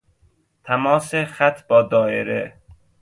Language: Persian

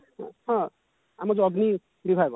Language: Odia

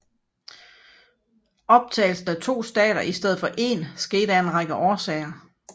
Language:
Danish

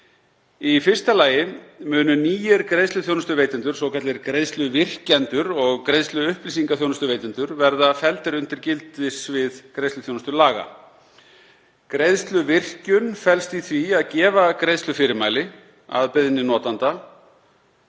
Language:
Icelandic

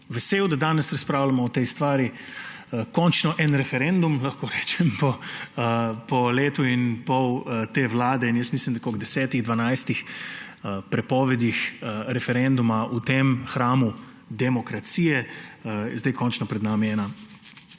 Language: Slovenian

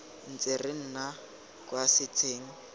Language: Tswana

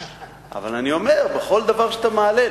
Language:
Hebrew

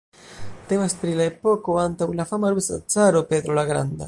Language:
Esperanto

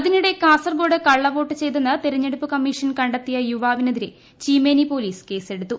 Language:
Malayalam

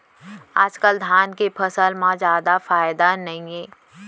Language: Chhattisgarhi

